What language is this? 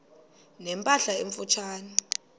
Xhosa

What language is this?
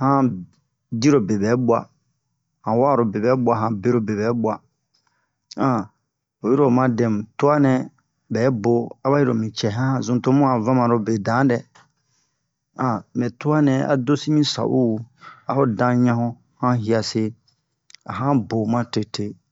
Bomu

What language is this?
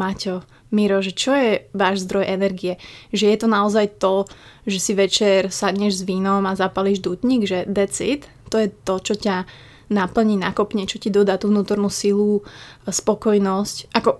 Slovak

